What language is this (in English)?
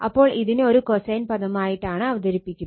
Malayalam